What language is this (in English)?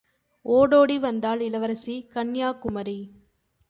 Tamil